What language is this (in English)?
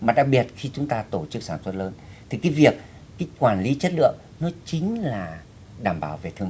Vietnamese